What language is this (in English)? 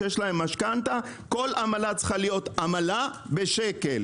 Hebrew